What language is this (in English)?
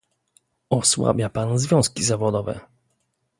Polish